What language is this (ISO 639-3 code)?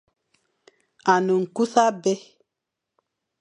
fan